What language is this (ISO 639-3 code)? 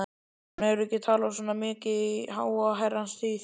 isl